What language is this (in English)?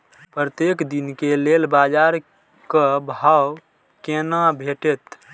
Maithili